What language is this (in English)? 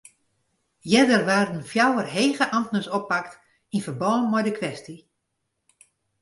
Western Frisian